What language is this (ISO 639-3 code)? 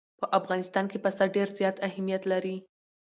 pus